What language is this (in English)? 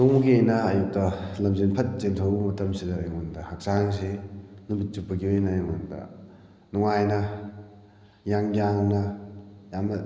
Manipuri